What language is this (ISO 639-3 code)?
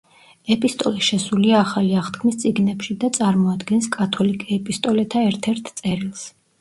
kat